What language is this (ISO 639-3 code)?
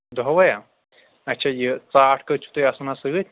kas